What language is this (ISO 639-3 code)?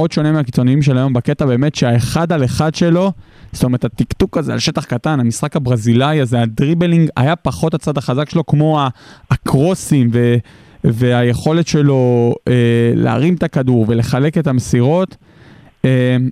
heb